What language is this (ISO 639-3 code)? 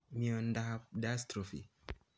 kln